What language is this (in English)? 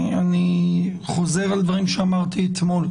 Hebrew